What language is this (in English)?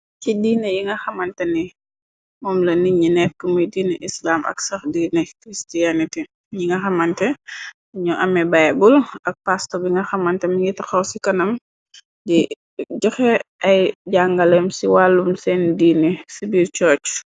Wolof